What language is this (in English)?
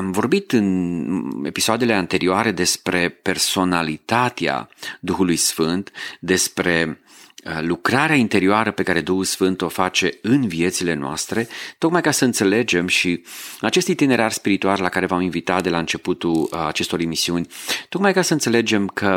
Romanian